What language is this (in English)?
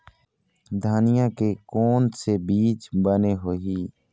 Chhattisgarhi